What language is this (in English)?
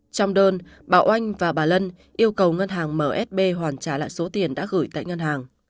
Vietnamese